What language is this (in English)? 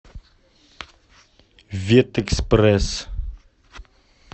Russian